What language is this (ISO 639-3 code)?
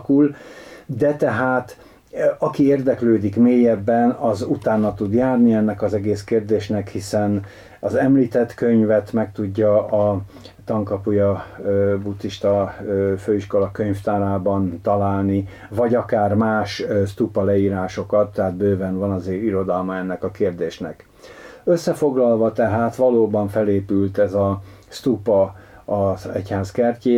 hun